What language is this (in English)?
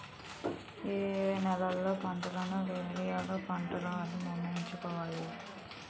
Telugu